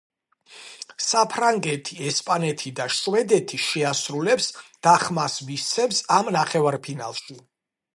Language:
Georgian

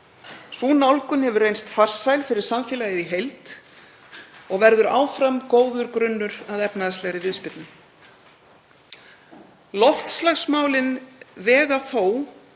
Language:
Icelandic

